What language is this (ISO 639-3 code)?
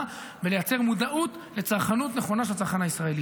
heb